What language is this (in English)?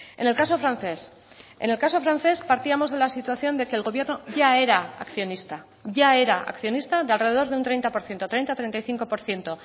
Spanish